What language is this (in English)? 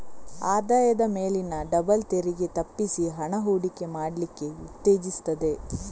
Kannada